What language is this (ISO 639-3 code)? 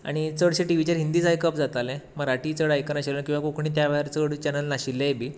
kok